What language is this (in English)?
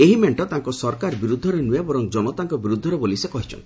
Odia